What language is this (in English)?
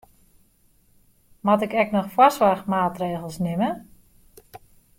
Western Frisian